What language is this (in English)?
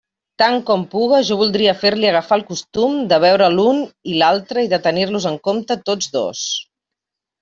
Catalan